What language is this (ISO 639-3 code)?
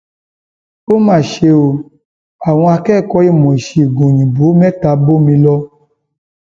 yor